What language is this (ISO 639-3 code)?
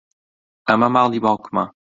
ckb